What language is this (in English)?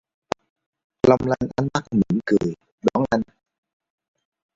Vietnamese